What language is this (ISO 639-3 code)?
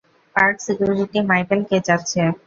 ben